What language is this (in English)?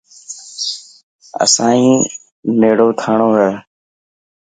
Dhatki